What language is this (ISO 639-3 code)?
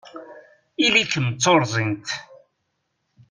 kab